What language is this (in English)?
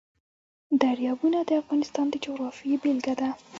Pashto